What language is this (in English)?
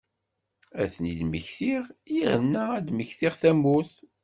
Kabyle